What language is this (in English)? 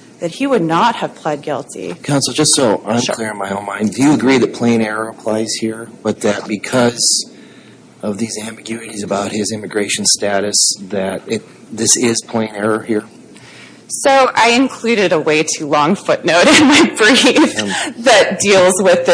English